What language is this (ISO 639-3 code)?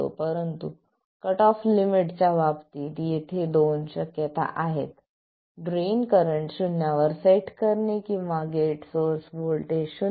mar